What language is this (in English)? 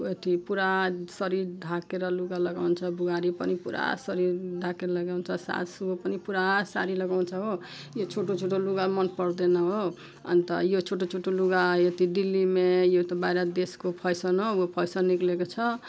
Nepali